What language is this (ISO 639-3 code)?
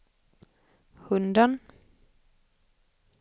swe